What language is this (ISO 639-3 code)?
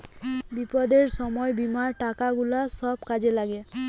ben